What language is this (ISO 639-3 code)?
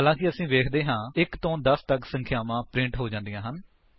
pan